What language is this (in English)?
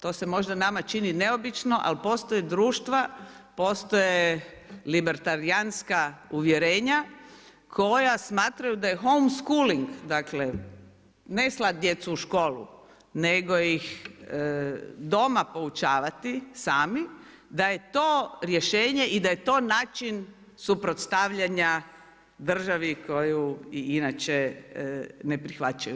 Croatian